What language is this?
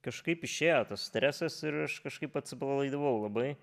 Lithuanian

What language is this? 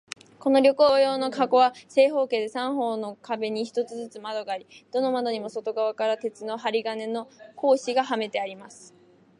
Japanese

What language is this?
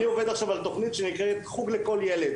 Hebrew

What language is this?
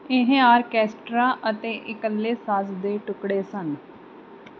Punjabi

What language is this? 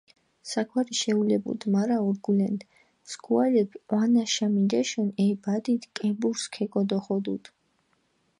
Mingrelian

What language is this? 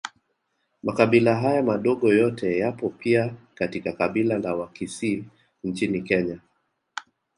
Swahili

